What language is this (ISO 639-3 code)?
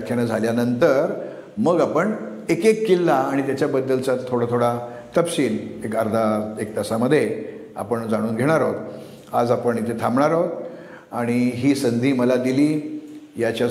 mar